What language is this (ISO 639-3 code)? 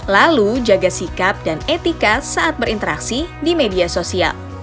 ind